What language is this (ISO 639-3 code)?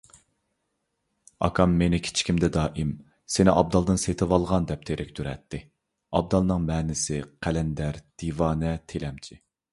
uig